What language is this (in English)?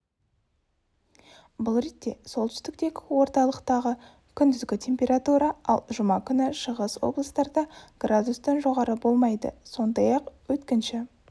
Kazakh